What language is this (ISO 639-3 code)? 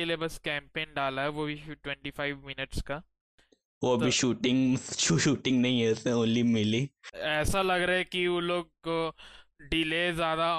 hin